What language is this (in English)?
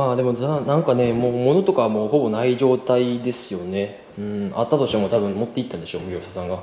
Japanese